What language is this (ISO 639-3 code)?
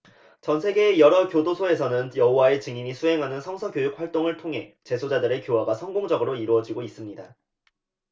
kor